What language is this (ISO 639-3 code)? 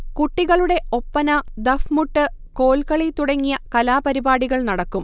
mal